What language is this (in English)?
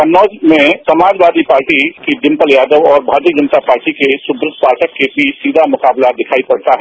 Hindi